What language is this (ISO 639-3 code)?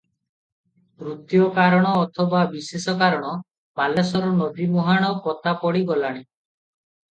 ori